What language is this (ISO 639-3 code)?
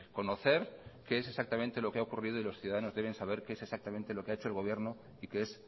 spa